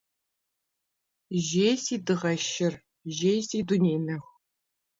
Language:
Kabardian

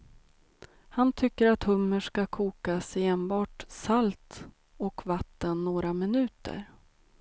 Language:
Swedish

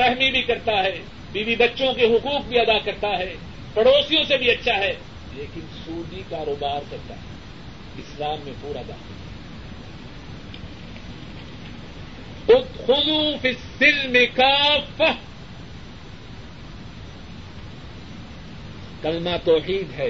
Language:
Urdu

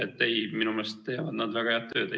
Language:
Estonian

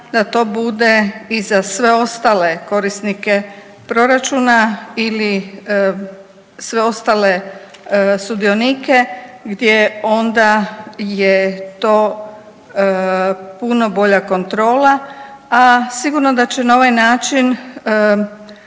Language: Croatian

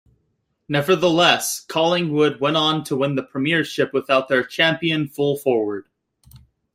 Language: English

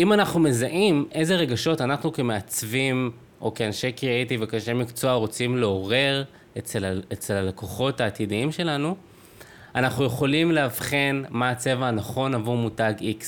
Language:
Hebrew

